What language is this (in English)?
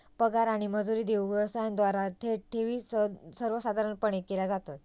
Marathi